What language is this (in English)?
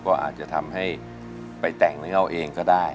Thai